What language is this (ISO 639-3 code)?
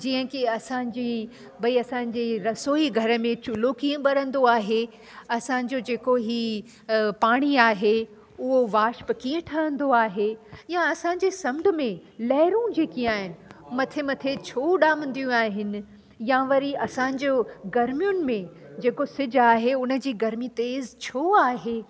snd